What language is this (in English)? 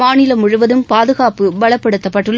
Tamil